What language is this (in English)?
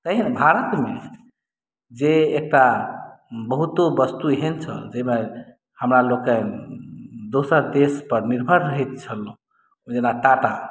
Maithili